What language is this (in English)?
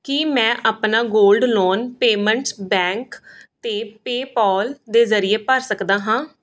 Punjabi